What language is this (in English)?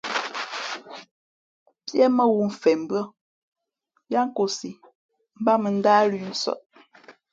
Fe'fe'